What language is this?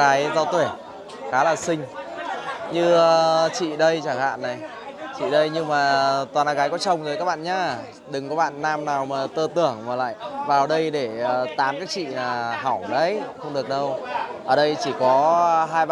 Vietnamese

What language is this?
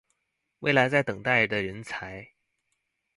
Chinese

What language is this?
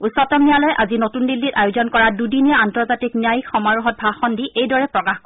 Assamese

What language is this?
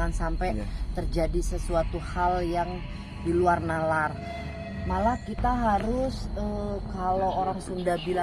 Indonesian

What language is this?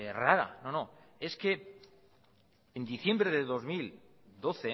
Spanish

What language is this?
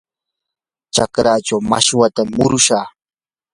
Yanahuanca Pasco Quechua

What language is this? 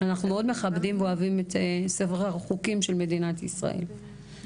Hebrew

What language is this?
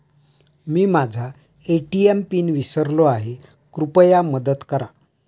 Marathi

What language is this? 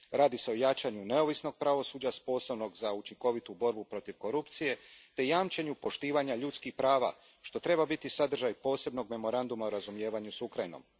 Croatian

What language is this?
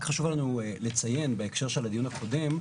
Hebrew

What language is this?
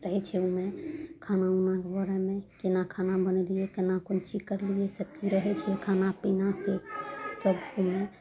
Maithili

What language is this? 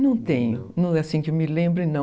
Portuguese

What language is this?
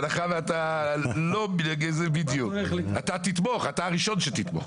Hebrew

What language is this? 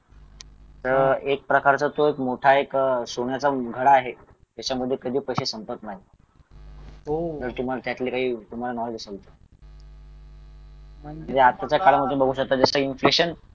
Marathi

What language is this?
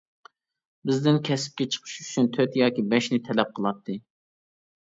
Uyghur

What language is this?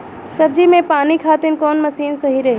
Bhojpuri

